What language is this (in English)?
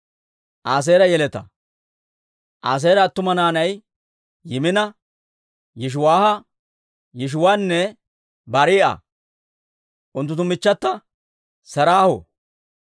Dawro